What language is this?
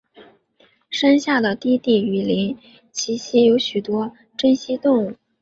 Chinese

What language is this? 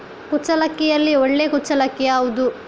Kannada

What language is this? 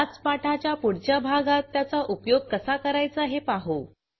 Marathi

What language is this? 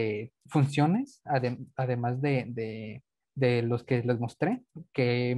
Spanish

